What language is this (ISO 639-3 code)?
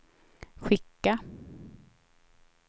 swe